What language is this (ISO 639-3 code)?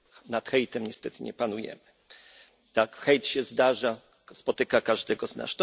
pol